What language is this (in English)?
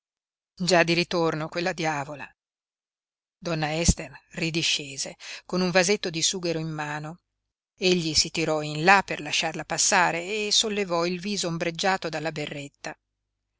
Italian